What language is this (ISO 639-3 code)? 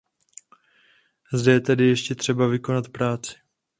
ces